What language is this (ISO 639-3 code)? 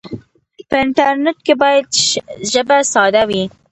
pus